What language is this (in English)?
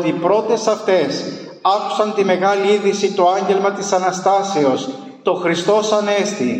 Greek